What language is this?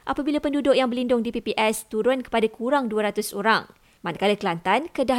Malay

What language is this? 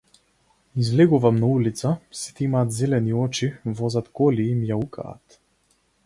Macedonian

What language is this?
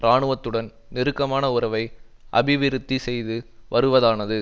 Tamil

